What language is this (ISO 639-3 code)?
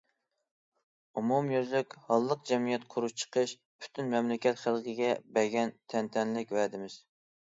uig